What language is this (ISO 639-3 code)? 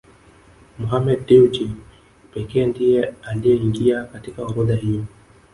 swa